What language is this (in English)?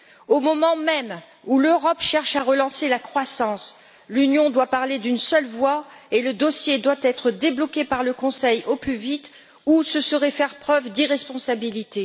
French